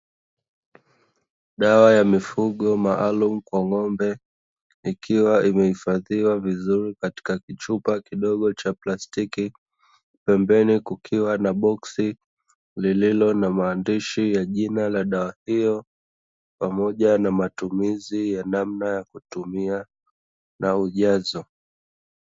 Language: Swahili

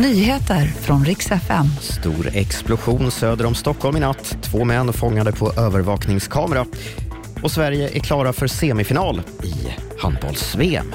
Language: Swedish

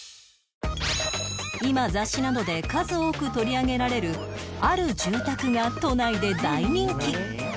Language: Japanese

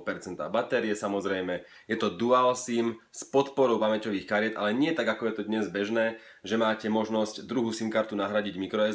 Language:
Slovak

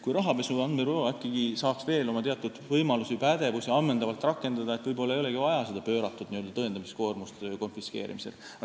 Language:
Estonian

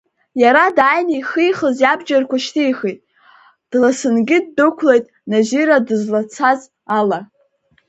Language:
Abkhazian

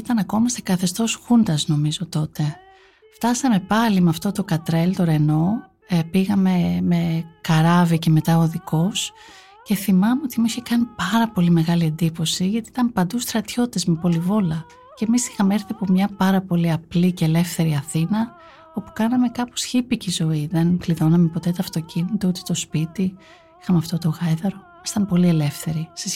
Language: Greek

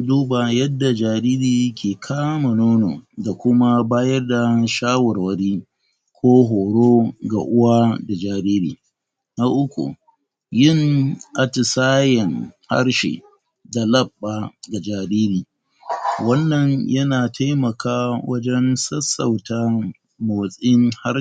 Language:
Hausa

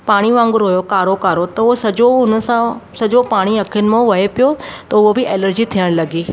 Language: Sindhi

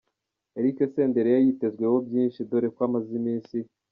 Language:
Kinyarwanda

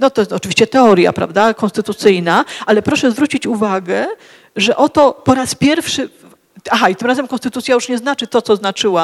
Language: Polish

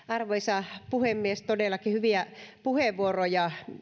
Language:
Finnish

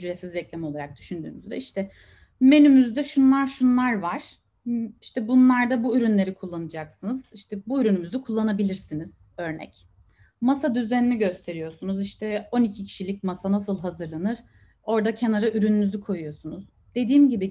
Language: Turkish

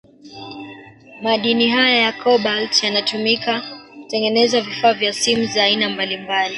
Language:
Swahili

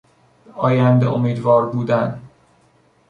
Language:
Persian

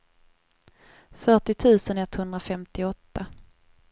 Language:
Swedish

